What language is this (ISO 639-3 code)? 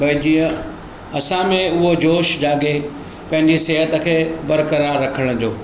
snd